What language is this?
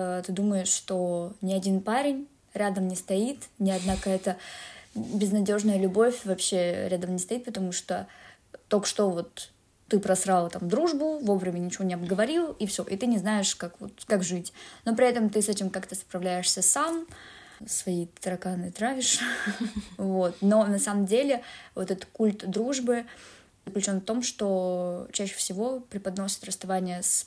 Russian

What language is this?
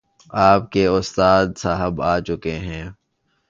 Urdu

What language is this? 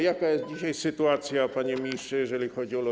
Polish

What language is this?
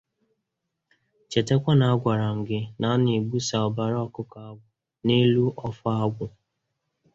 Igbo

